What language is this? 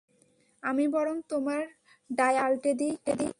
Bangla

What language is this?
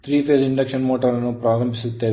Kannada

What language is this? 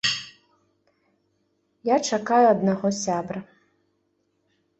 Belarusian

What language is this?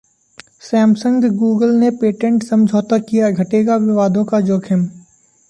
Hindi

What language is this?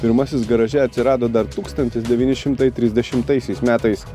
Lithuanian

